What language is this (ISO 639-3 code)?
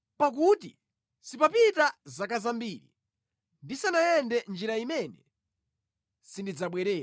nya